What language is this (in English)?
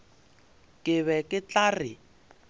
Northern Sotho